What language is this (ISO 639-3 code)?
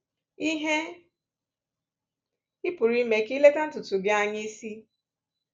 ibo